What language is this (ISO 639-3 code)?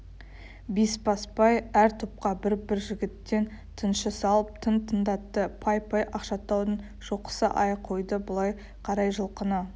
kaz